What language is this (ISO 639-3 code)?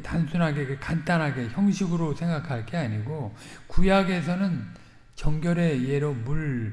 kor